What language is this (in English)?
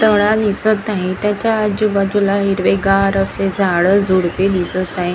Marathi